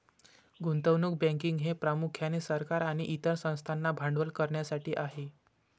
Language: Marathi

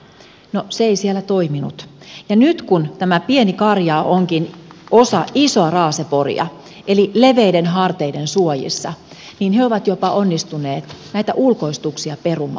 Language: Finnish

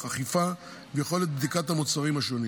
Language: Hebrew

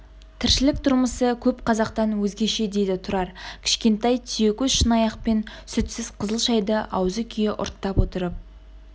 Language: Kazakh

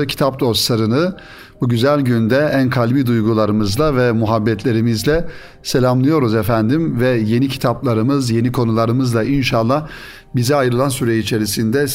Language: Turkish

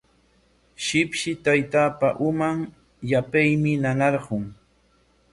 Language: Corongo Ancash Quechua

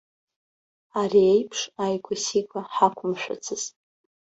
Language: Abkhazian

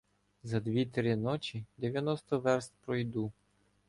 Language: Ukrainian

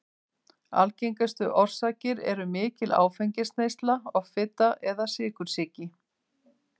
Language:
Icelandic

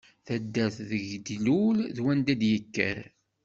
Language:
Kabyle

